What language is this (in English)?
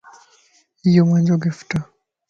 Lasi